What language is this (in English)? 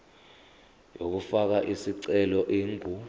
Zulu